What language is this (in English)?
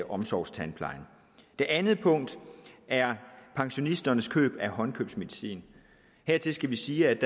Danish